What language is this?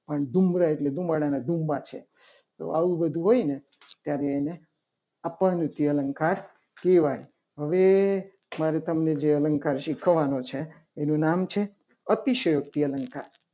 Gujarati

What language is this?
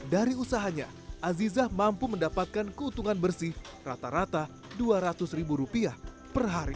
Indonesian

